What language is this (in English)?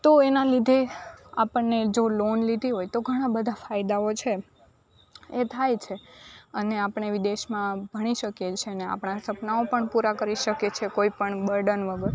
Gujarati